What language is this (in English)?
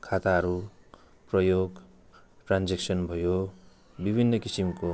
Nepali